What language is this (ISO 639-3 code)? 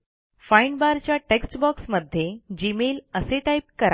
mar